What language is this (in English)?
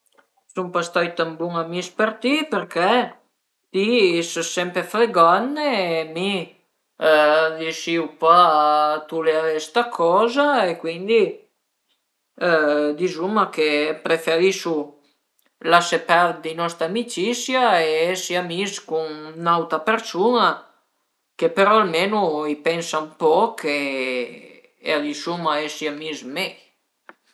Piedmontese